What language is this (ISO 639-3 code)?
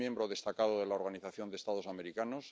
spa